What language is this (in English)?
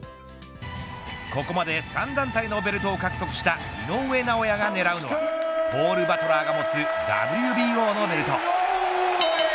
Japanese